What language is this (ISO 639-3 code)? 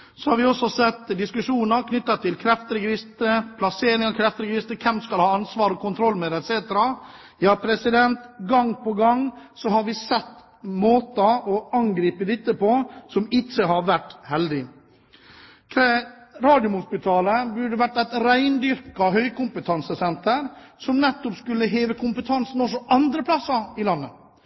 nob